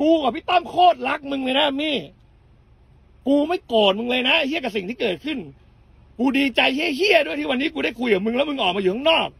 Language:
Thai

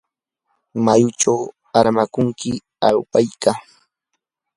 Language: Yanahuanca Pasco Quechua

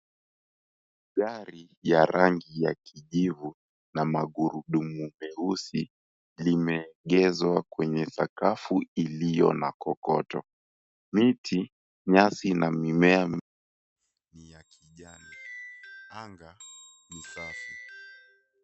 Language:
Swahili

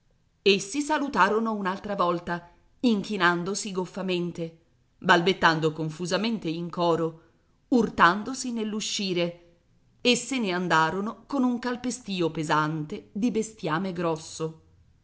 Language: Italian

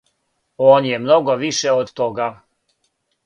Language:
Serbian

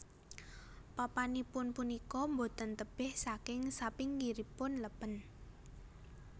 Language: Javanese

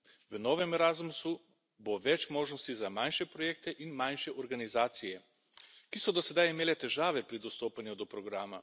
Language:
Slovenian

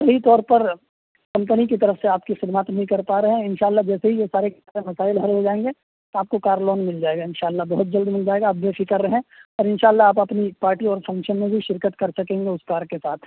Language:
Urdu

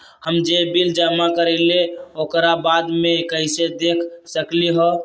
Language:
Magahi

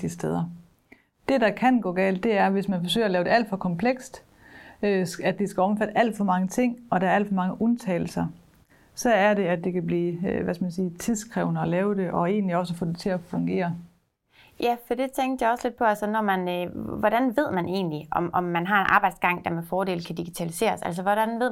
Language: Danish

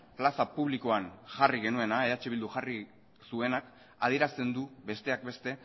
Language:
Basque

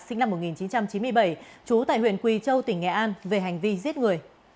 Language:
Vietnamese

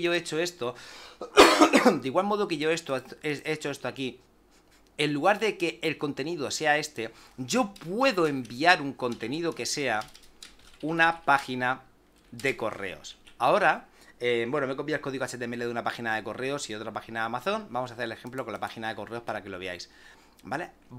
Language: Spanish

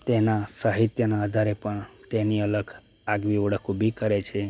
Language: Gujarati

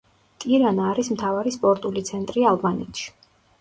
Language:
Georgian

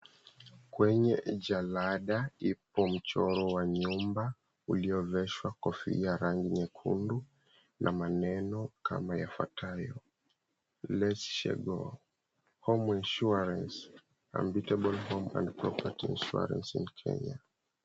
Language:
Swahili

